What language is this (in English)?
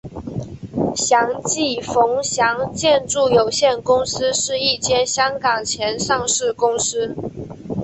Chinese